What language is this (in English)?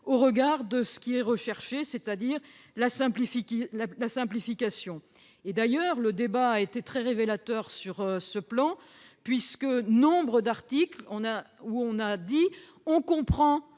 French